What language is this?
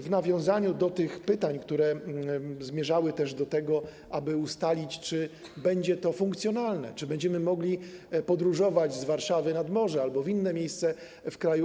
Polish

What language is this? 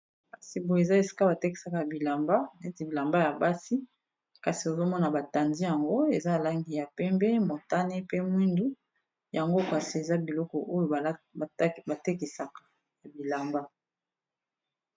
Lingala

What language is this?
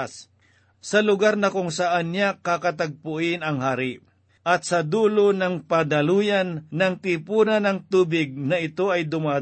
Filipino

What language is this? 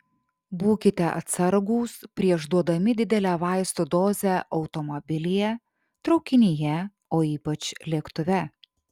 Lithuanian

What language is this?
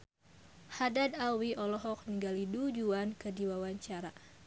Sundanese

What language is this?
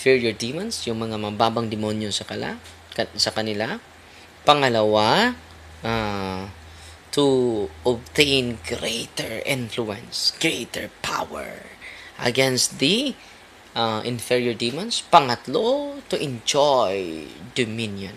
Filipino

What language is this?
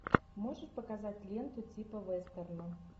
Russian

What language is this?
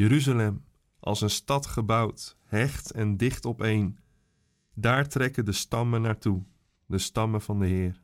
Dutch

